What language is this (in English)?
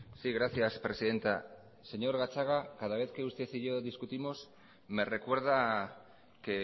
Spanish